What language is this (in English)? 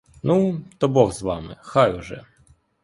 Ukrainian